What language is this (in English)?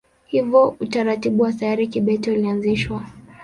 Swahili